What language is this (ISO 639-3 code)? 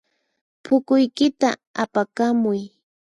qxp